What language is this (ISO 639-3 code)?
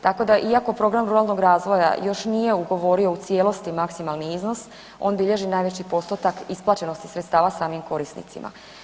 hrv